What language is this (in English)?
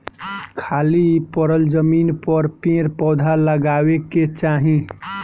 Bhojpuri